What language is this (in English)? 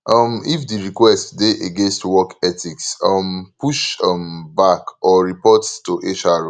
Nigerian Pidgin